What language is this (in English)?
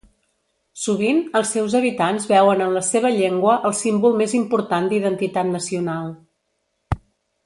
Catalan